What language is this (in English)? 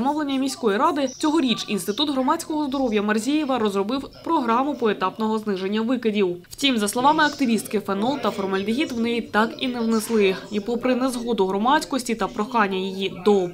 Ukrainian